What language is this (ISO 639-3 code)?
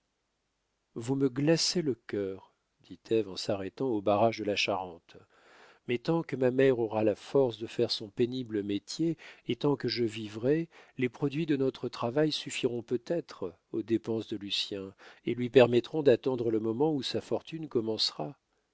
fra